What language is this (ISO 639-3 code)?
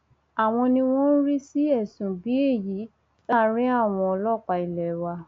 yor